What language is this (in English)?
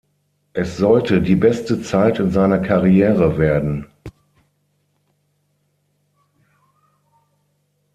German